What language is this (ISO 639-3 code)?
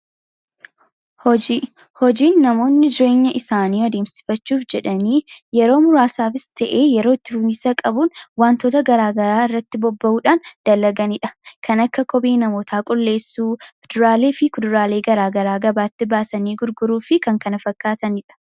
orm